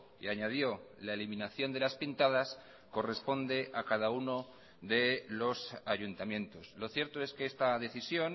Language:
Spanish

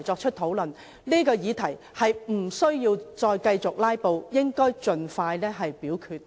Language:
Cantonese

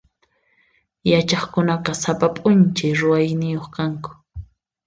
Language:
Puno Quechua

